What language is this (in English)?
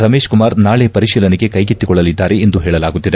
Kannada